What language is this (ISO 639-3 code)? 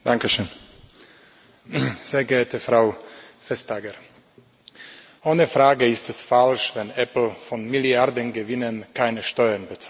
deu